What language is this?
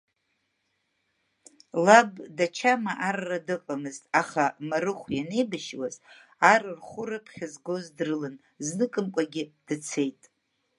Abkhazian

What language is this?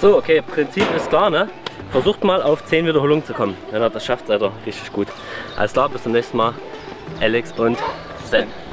German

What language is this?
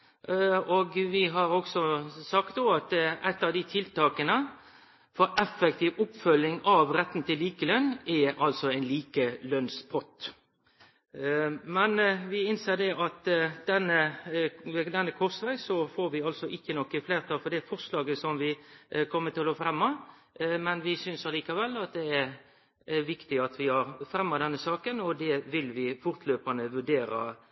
Norwegian Nynorsk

